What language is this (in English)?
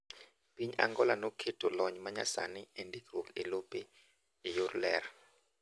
Luo (Kenya and Tanzania)